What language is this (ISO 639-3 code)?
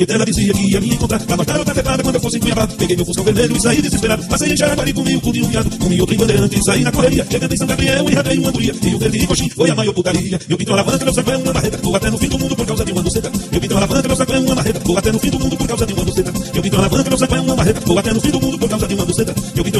por